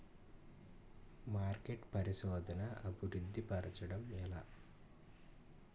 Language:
Telugu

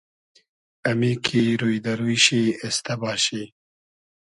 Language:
Hazaragi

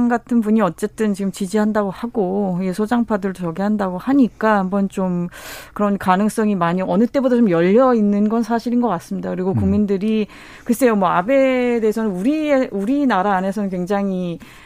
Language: Korean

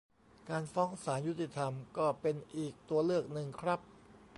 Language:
Thai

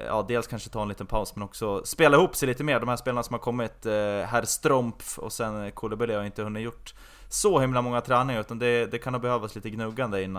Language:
Swedish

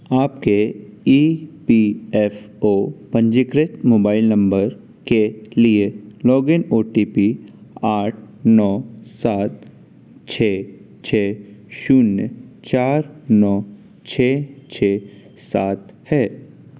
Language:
Hindi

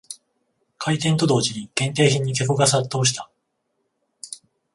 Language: Japanese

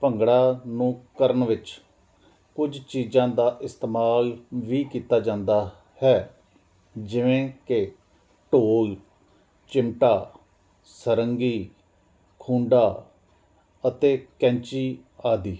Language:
Punjabi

